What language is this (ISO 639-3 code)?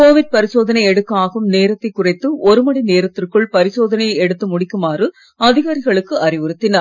tam